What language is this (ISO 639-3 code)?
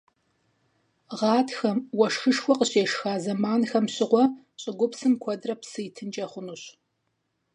kbd